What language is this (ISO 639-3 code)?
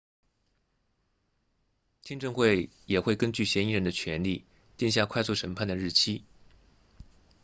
zho